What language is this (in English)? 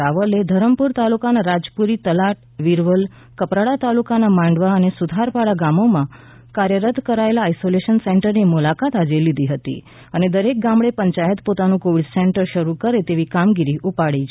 Gujarati